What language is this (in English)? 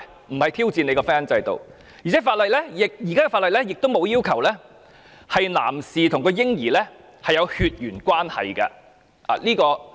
Cantonese